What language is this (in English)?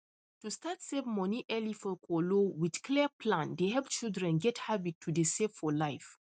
Nigerian Pidgin